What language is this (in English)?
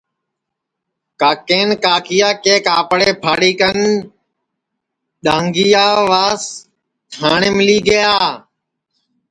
Sansi